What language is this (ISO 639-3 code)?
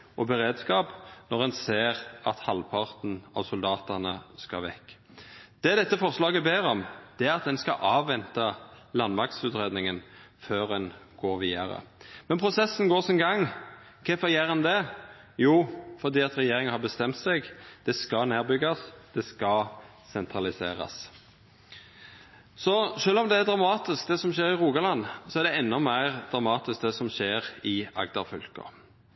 nno